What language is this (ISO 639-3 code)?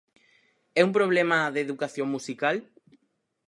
glg